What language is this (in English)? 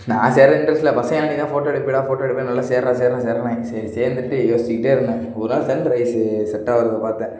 Tamil